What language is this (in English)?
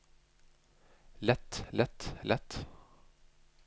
Norwegian